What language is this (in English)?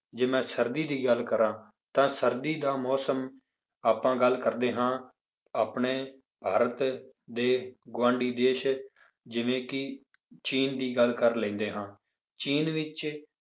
Punjabi